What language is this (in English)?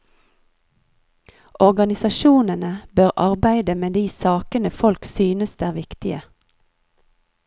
Norwegian